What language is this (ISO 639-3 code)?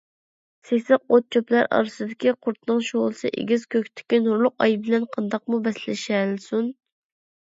uig